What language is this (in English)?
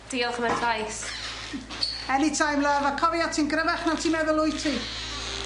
Welsh